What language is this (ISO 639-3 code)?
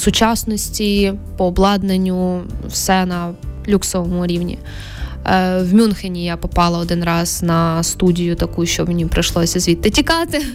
ukr